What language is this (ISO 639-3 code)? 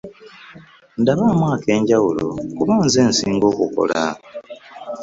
lug